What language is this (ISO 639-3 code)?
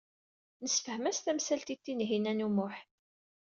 kab